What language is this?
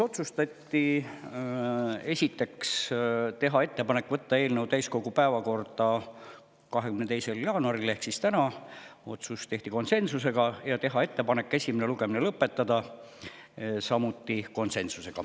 Estonian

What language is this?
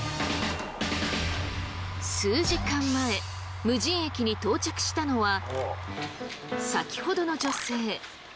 Japanese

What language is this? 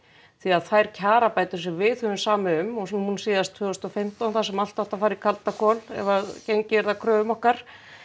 Icelandic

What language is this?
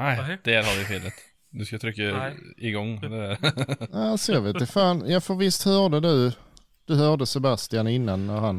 Swedish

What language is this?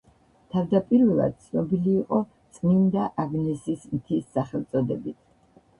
Georgian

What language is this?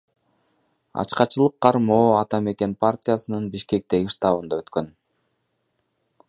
Kyrgyz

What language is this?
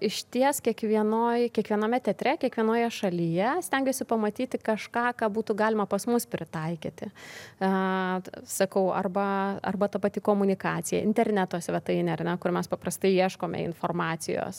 Lithuanian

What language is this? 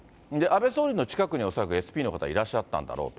Japanese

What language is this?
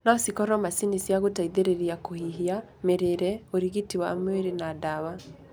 Kikuyu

